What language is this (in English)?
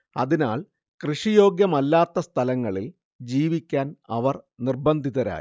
Malayalam